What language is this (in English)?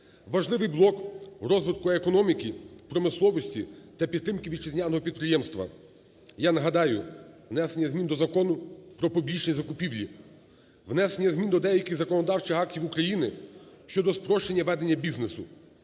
Ukrainian